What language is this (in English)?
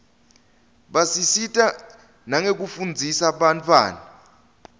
Swati